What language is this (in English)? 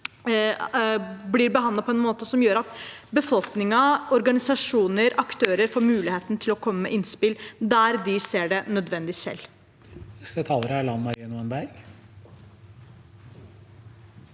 Norwegian